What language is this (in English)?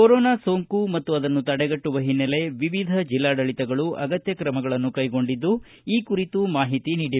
Kannada